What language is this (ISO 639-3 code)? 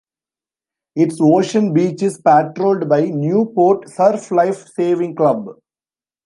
eng